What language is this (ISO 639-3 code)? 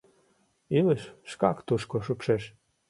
chm